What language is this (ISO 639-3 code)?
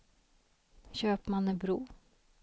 swe